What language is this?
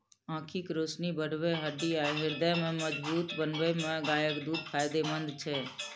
Maithili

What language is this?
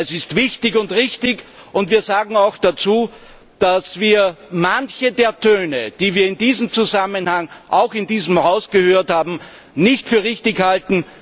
German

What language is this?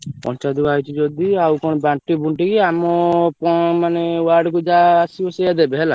Odia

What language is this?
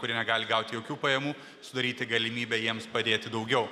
Lithuanian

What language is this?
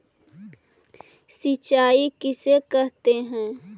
Magahi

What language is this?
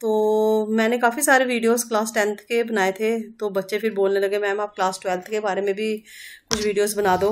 Hindi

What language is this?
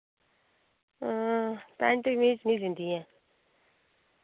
Dogri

